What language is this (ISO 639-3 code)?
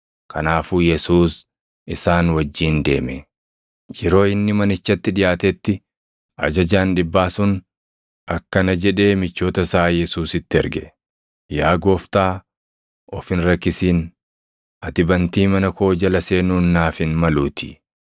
orm